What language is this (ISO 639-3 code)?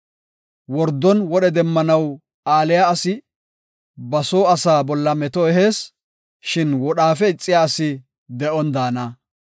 gof